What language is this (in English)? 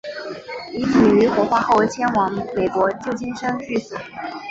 Chinese